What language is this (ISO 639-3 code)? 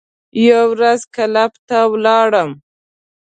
pus